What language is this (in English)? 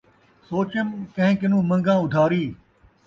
Saraiki